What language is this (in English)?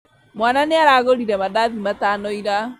Kikuyu